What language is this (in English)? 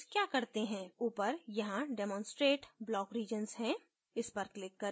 Hindi